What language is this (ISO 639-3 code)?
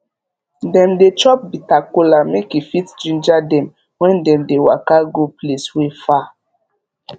pcm